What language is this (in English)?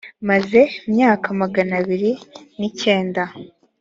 Kinyarwanda